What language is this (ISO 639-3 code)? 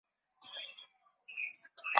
swa